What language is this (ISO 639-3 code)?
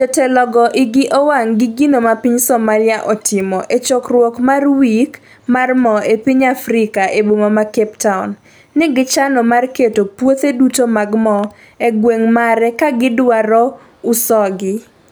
luo